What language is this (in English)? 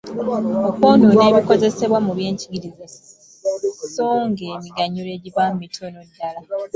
Ganda